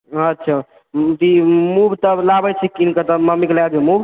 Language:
Maithili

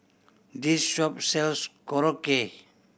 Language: English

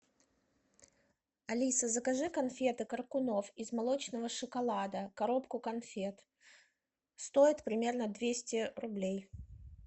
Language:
Russian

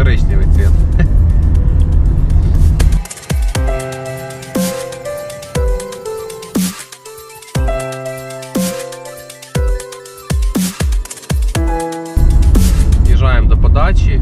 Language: Ukrainian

